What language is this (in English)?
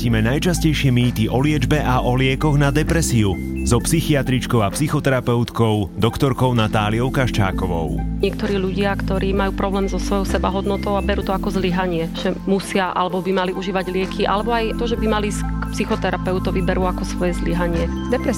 Slovak